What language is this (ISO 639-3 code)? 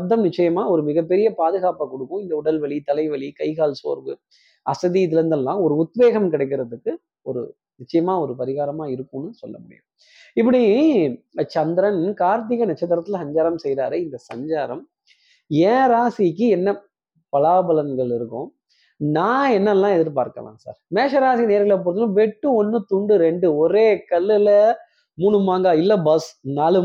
tam